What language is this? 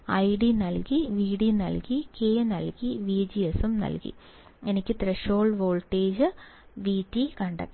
Malayalam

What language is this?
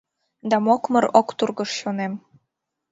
Mari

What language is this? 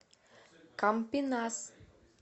Russian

